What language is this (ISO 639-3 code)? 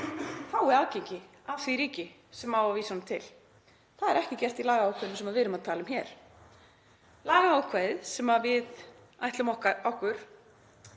isl